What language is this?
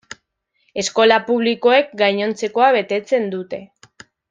Basque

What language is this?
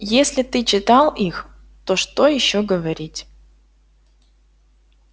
Russian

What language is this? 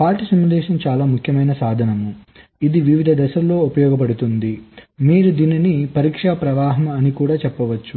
Telugu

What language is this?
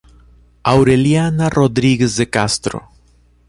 Portuguese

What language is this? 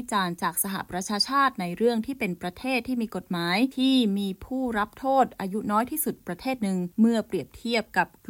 Thai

